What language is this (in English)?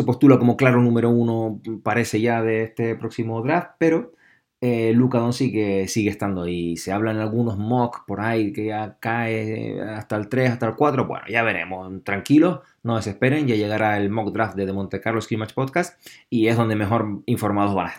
Spanish